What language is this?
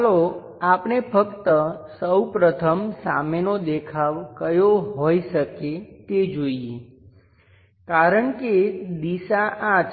Gujarati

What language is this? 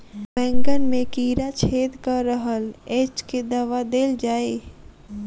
Maithili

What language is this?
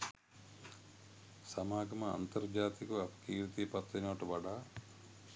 Sinhala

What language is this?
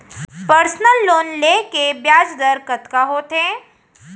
Chhattisgarhi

